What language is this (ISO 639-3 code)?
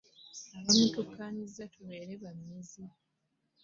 lug